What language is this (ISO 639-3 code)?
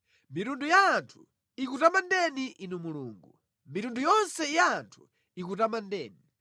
nya